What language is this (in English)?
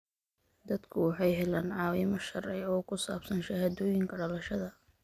Somali